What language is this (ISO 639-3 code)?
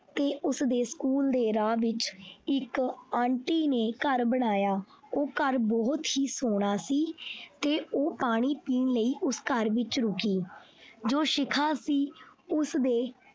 pan